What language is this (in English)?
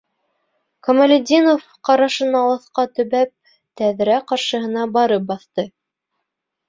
Bashkir